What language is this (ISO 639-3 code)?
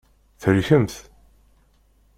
kab